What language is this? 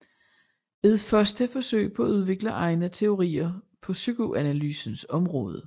Danish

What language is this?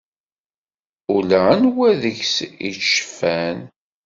Kabyle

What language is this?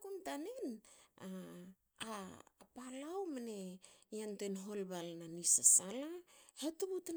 Hakö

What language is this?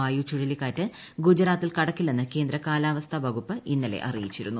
Malayalam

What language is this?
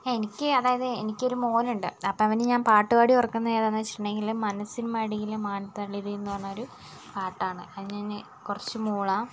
Malayalam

